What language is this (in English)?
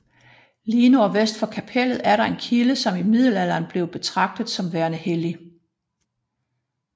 Danish